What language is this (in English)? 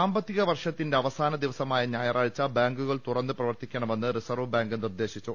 Malayalam